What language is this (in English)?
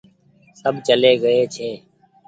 Goaria